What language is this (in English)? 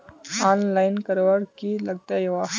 Magahi